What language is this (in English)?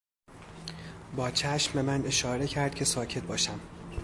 Persian